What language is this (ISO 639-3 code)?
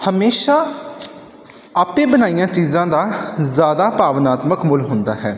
pan